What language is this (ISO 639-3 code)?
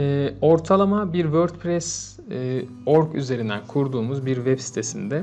tur